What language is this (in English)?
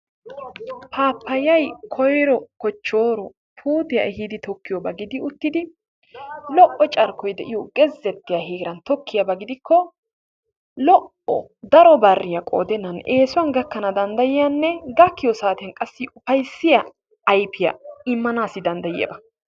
Wolaytta